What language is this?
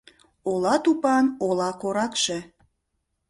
Mari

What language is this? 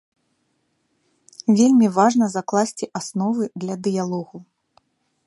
Belarusian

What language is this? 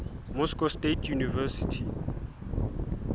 Southern Sotho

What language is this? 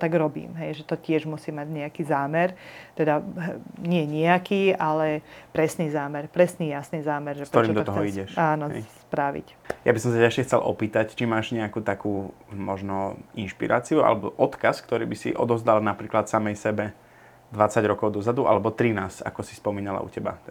Slovak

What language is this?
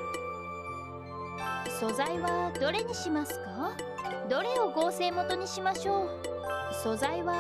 Japanese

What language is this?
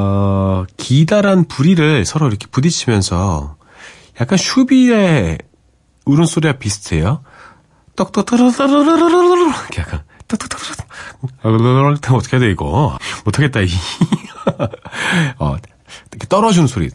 Korean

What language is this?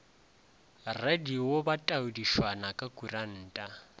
Northern Sotho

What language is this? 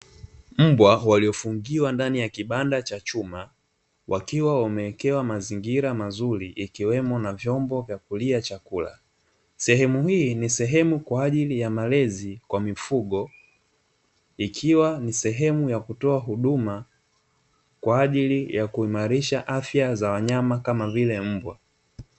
Swahili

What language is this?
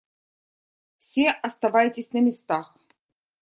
Russian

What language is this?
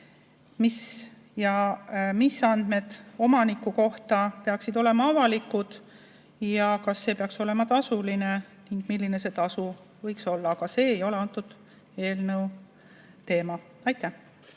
Estonian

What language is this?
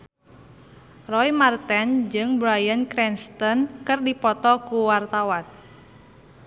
Sundanese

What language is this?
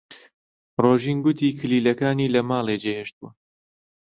Central Kurdish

